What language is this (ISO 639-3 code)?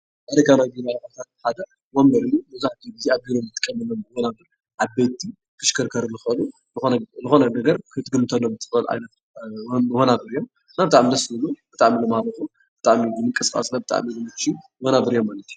tir